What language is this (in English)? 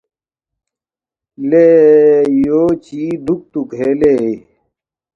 Balti